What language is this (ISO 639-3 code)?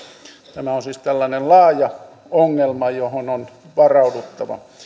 fin